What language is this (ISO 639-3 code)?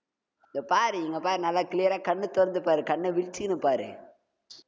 tam